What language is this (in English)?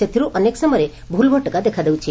Odia